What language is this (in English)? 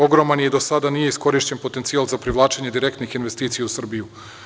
Serbian